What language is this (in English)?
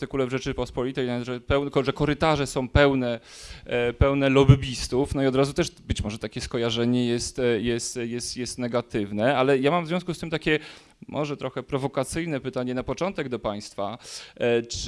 Polish